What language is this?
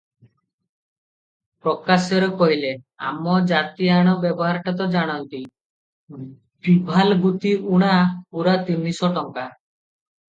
Odia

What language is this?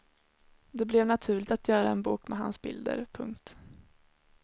Swedish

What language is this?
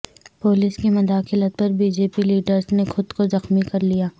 Urdu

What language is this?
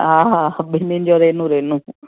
Sindhi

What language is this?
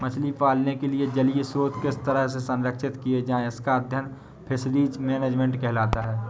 Hindi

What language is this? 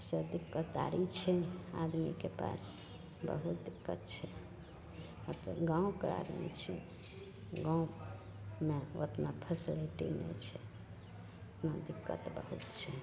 Maithili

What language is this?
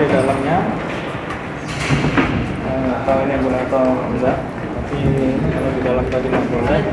Indonesian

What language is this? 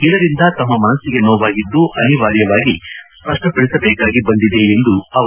Kannada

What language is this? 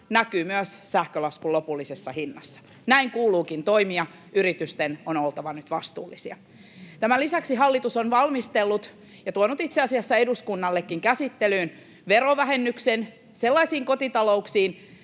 Finnish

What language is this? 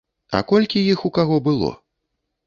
Belarusian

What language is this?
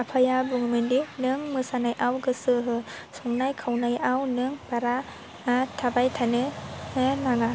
Bodo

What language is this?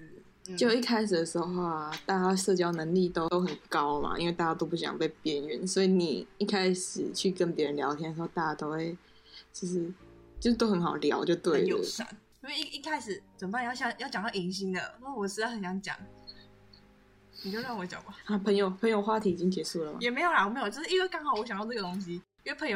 Chinese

